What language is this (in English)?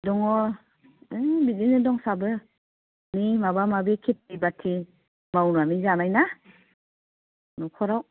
Bodo